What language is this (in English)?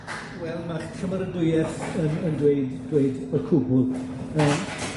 Welsh